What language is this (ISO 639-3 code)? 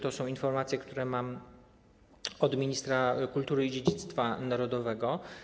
pol